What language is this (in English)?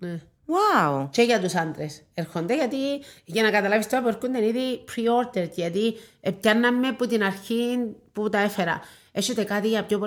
Greek